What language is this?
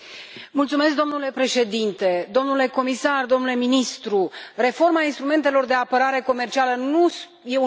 Romanian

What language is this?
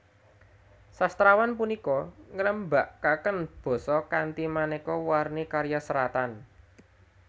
Javanese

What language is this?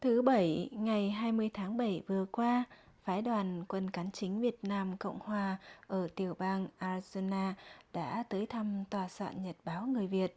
Vietnamese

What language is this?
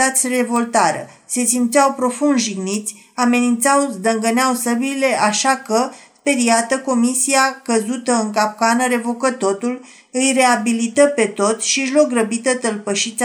Romanian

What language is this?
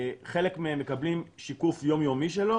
Hebrew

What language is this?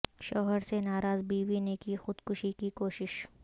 Urdu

